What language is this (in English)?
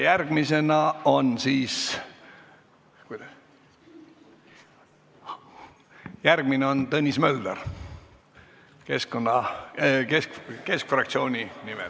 Estonian